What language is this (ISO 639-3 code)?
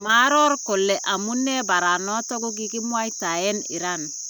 kln